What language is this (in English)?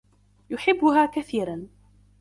Arabic